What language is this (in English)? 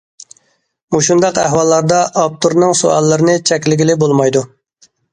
Uyghur